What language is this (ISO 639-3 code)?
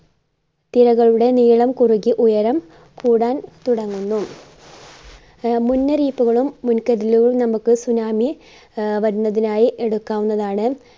mal